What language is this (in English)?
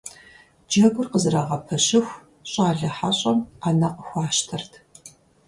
Kabardian